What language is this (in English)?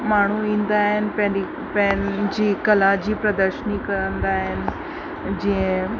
Sindhi